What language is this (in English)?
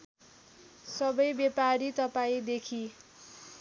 Nepali